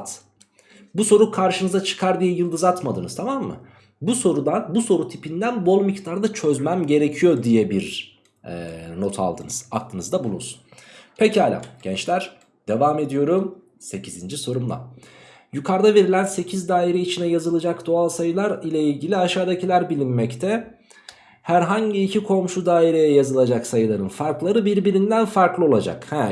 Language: Turkish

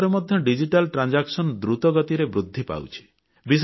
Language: Odia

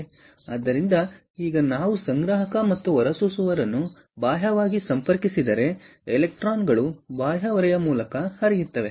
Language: Kannada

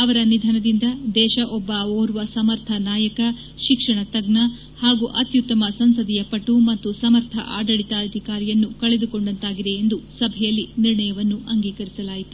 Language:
Kannada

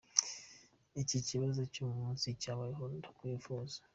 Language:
Kinyarwanda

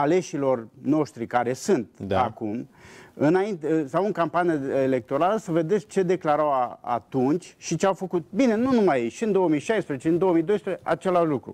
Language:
Romanian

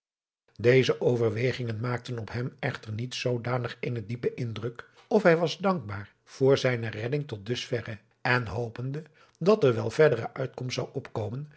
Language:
Dutch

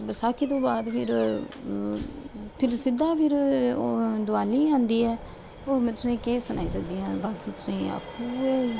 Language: Dogri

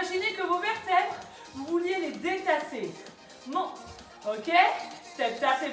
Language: French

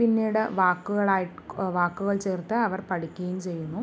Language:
Malayalam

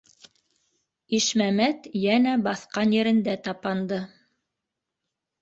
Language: Bashkir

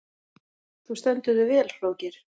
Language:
Icelandic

